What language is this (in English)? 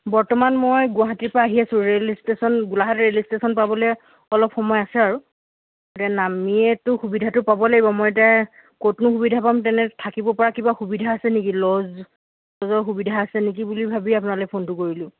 Assamese